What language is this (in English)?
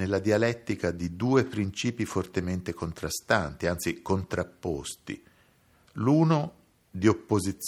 Italian